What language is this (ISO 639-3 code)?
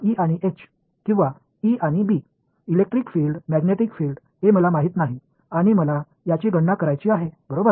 mar